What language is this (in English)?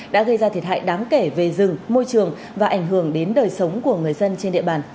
Vietnamese